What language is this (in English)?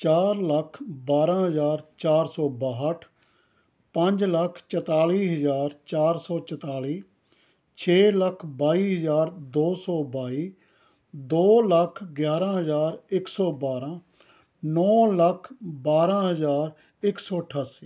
Punjabi